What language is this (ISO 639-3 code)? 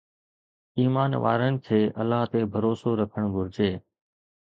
snd